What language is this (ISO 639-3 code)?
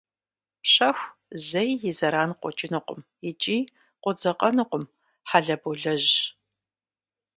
kbd